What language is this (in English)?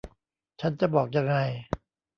Thai